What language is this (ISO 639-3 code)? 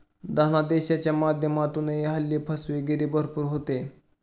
mar